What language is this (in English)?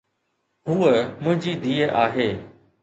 Sindhi